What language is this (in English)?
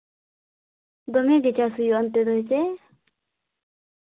Santali